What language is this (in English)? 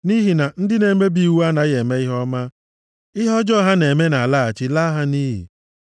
Igbo